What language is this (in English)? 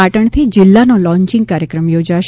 Gujarati